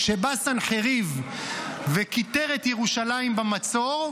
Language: Hebrew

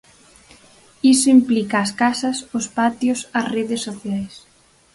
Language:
Galician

